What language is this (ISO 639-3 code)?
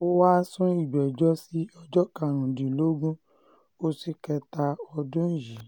yor